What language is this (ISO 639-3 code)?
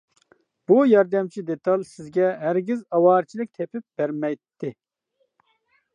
uig